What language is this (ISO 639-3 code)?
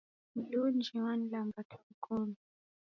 dav